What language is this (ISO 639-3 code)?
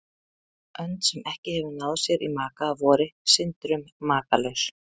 isl